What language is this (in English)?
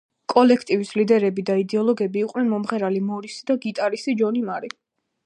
Georgian